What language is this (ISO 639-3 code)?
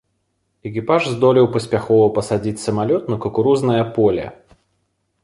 bel